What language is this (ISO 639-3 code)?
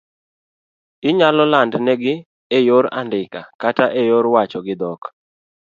luo